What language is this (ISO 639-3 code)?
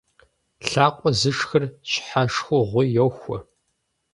kbd